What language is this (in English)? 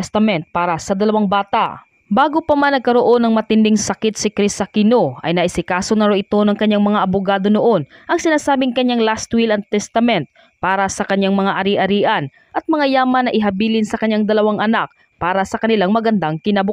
Filipino